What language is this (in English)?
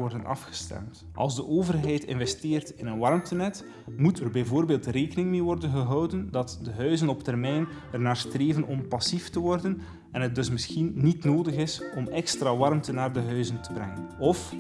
Dutch